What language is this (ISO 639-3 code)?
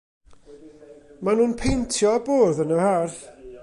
cym